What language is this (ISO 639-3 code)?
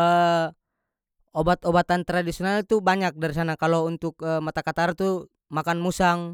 max